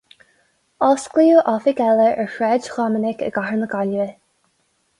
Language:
Irish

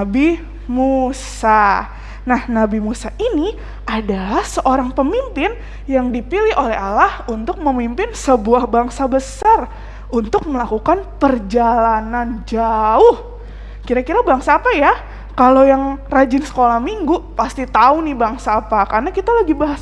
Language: Indonesian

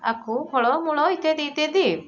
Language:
Odia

